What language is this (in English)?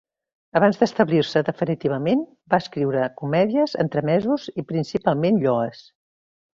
Catalan